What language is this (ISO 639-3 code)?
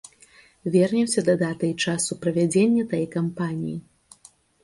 bel